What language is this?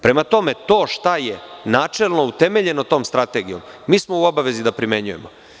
Serbian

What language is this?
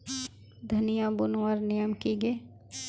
Magahi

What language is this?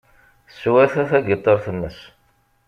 Kabyle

